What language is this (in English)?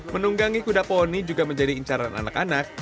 Indonesian